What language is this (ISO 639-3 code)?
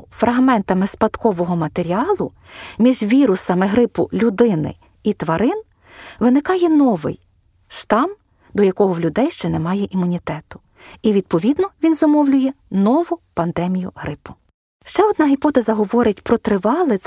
ukr